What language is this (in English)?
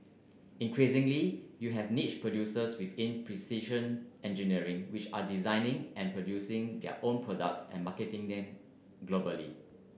English